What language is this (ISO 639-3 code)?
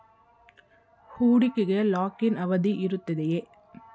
kan